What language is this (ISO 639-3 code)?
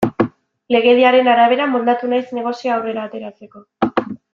eus